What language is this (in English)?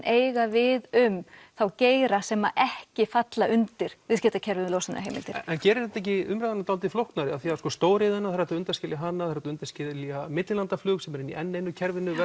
Icelandic